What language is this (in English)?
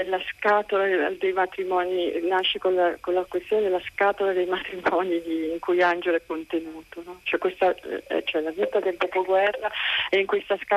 Italian